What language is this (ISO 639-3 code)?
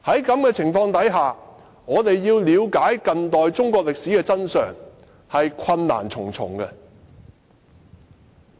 yue